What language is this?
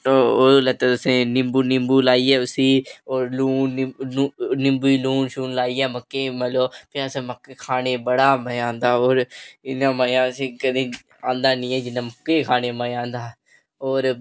Dogri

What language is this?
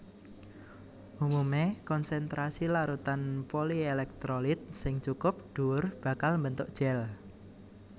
Javanese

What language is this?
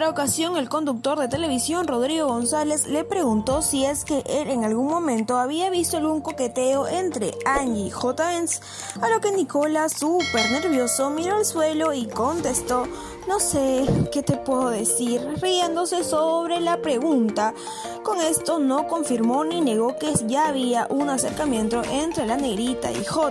Spanish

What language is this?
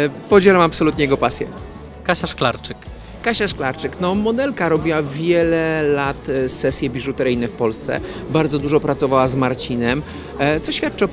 Polish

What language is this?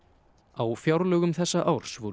Icelandic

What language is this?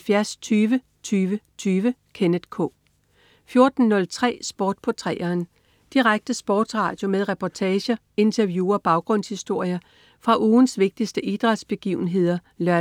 Danish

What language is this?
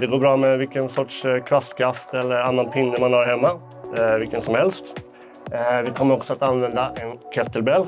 Swedish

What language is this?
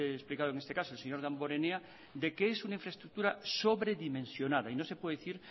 Spanish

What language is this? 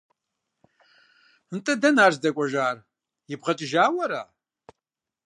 Kabardian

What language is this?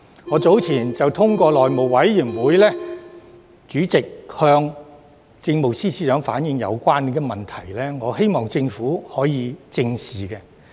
Cantonese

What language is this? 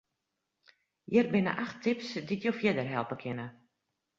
Western Frisian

